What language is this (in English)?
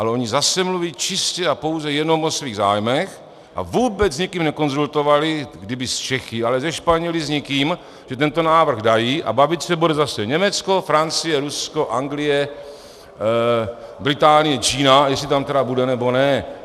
Czech